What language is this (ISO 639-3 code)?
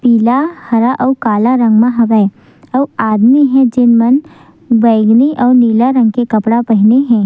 hne